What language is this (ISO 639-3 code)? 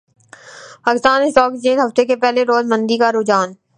urd